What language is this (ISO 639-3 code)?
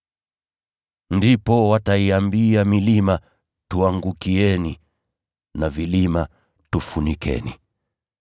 swa